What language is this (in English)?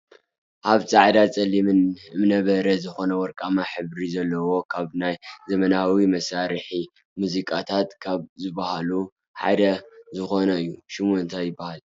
Tigrinya